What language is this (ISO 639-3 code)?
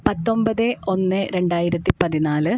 mal